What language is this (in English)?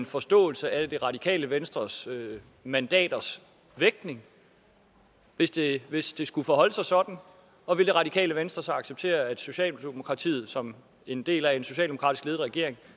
Danish